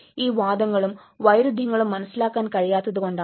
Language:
Malayalam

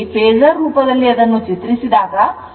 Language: Kannada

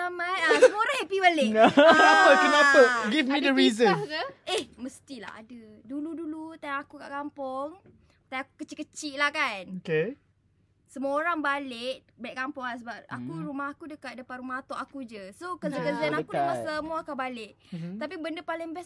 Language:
Malay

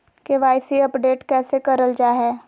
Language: Magahi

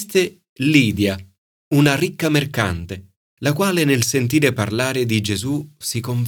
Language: Italian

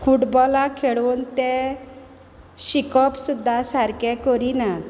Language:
Konkani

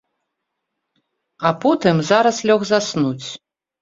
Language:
Belarusian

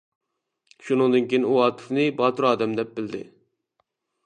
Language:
Uyghur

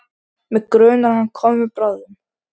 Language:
Icelandic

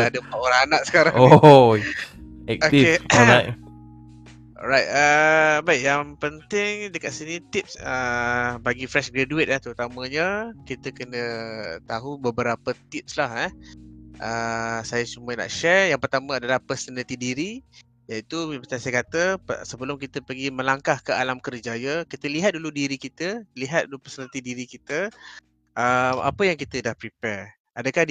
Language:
Malay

